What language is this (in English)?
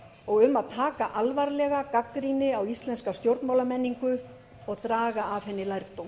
Icelandic